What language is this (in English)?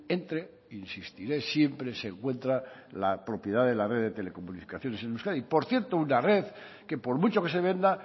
Spanish